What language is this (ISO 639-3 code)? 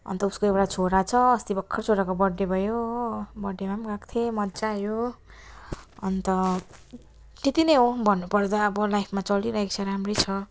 nep